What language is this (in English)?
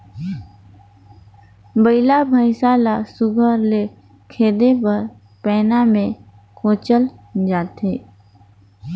Chhattisgarhi